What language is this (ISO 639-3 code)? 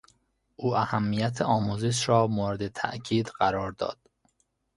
fas